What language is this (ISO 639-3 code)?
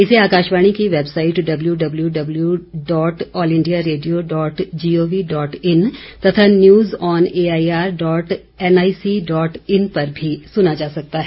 hin